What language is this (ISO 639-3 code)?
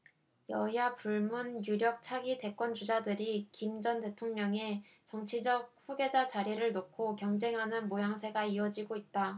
kor